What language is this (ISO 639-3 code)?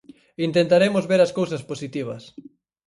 glg